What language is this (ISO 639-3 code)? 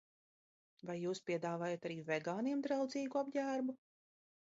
lav